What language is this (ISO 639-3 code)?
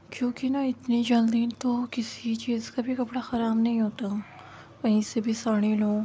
urd